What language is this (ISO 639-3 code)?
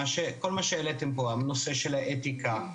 heb